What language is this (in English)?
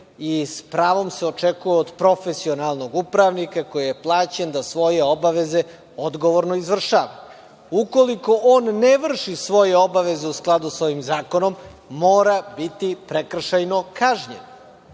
Serbian